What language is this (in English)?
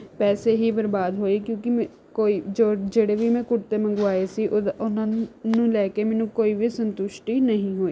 Punjabi